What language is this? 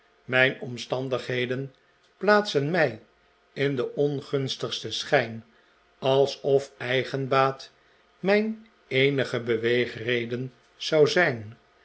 Dutch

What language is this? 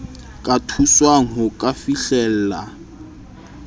Southern Sotho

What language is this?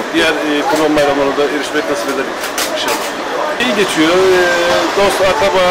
Turkish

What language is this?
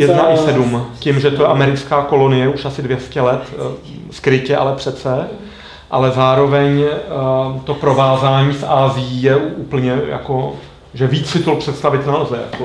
Czech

